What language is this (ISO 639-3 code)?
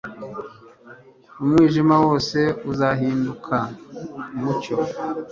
kin